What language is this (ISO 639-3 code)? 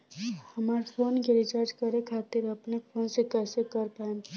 bho